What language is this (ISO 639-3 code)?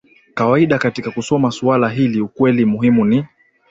swa